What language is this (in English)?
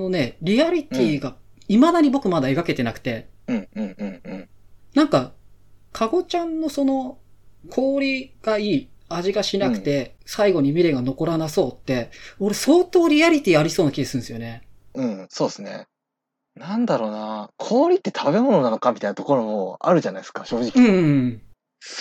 Japanese